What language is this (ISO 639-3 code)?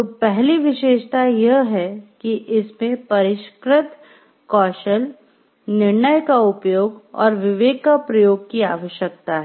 hin